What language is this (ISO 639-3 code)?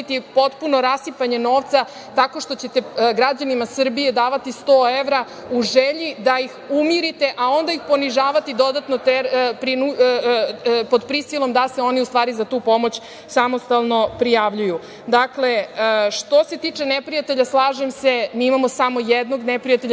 srp